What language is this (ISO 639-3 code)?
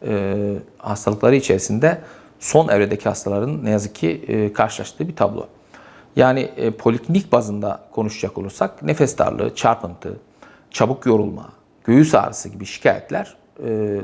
tur